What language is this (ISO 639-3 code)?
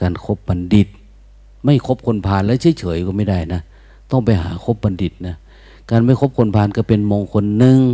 tha